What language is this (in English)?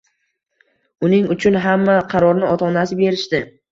Uzbek